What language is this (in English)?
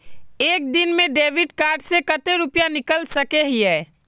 Magahi